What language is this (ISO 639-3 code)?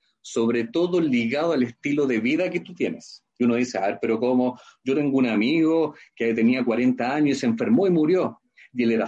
spa